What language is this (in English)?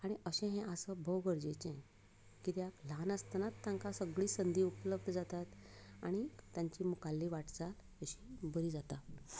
Konkani